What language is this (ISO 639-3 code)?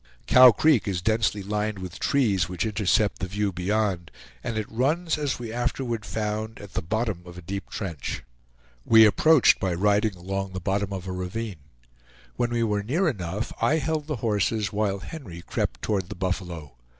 eng